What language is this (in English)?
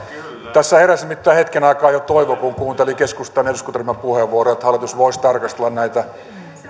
Finnish